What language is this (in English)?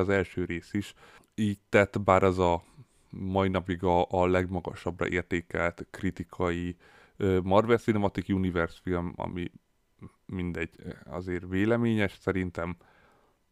Hungarian